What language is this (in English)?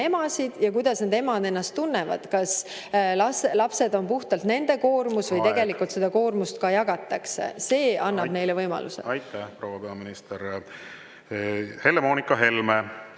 Estonian